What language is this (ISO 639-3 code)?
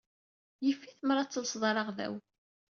kab